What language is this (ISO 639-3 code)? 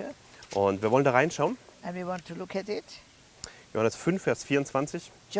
deu